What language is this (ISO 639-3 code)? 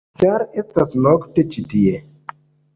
epo